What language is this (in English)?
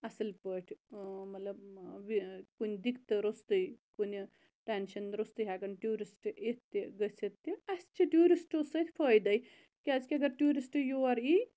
Kashmiri